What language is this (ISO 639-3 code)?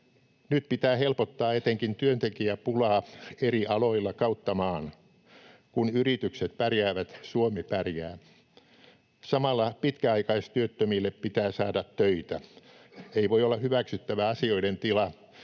fin